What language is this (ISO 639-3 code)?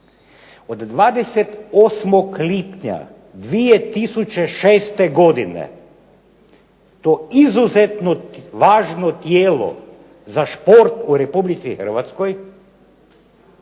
hrv